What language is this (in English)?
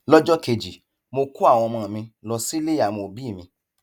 Yoruba